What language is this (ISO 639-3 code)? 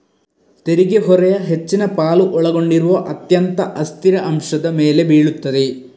kan